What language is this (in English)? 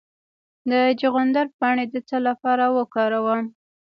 Pashto